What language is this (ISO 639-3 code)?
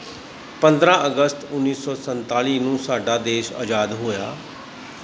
pan